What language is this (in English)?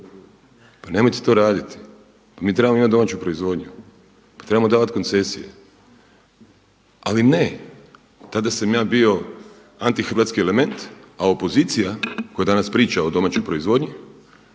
Croatian